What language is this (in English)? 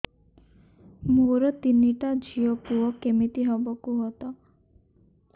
Odia